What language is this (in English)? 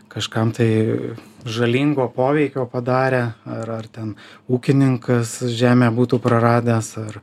Lithuanian